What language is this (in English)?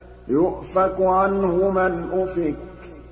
Arabic